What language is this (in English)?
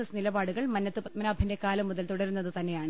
Malayalam